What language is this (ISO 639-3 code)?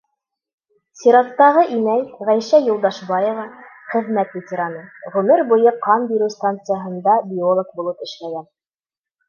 bak